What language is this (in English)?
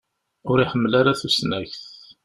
Kabyle